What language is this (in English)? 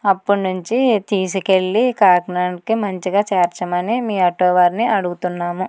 Telugu